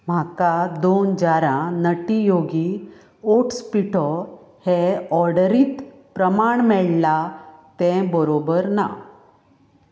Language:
Konkani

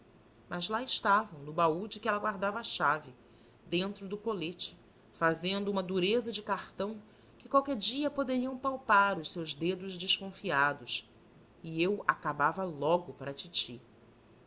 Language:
Portuguese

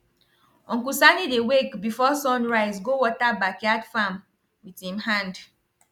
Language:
Nigerian Pidgin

